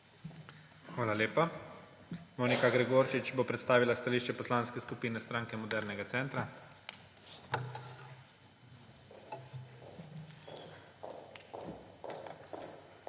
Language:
Slovenian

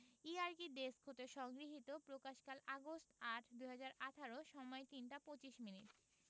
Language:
Bangla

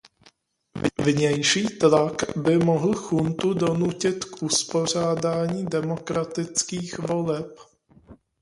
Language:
Czech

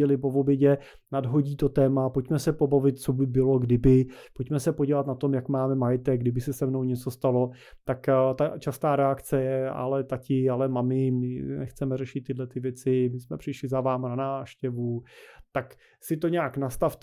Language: Czech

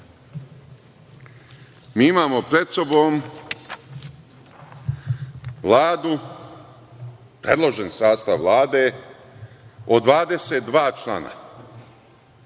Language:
Serbian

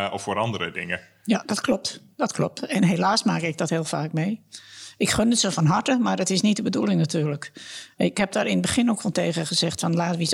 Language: Dutch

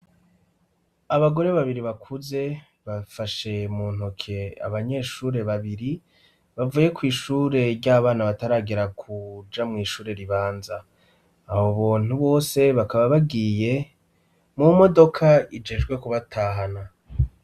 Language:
Rundi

